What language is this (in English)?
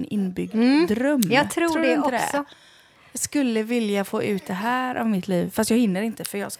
Swedish